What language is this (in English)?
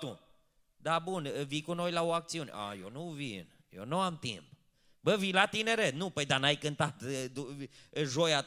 Romanian